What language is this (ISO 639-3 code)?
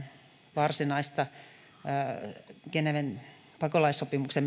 fin